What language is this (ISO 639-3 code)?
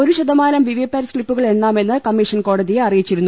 mal